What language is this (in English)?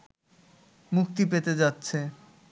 Bangla